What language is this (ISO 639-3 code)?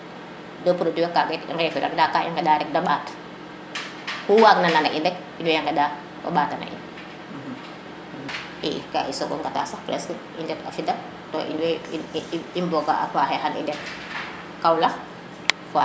srr